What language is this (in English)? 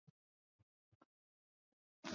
Chinese